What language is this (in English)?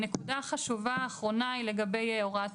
Hebrew